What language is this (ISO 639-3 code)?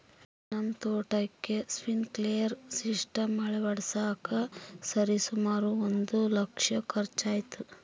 kan